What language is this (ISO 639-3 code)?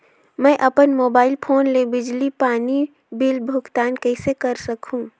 hne